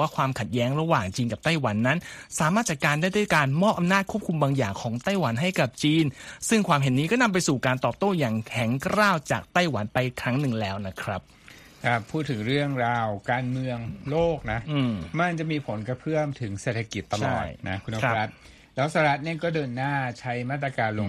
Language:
Thai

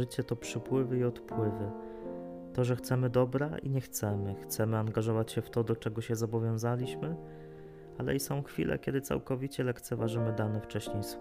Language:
Polish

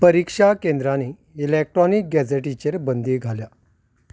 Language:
Konkani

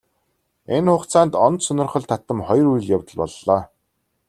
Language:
Mongolian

